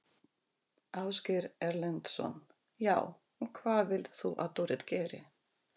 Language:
Icelandic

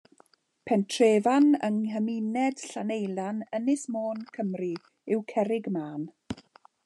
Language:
Welsh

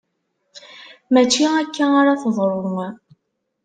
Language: Kabyle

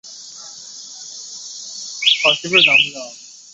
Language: Chinese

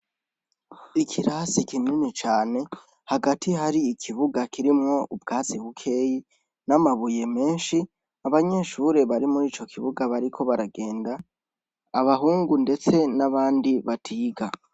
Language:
Rundi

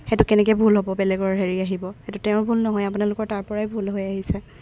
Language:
Assamese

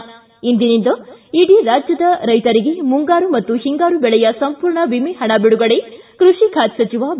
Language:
Kannada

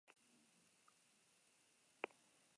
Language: Basque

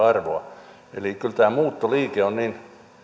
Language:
Finnish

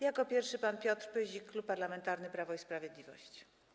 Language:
Polish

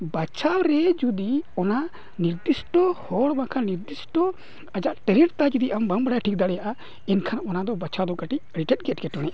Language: Santali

